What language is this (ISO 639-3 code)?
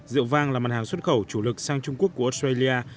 vie